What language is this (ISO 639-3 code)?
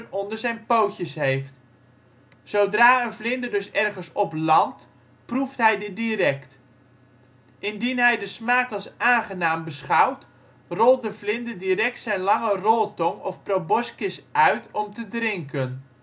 nld